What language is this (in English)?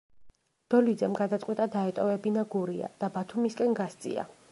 Georgian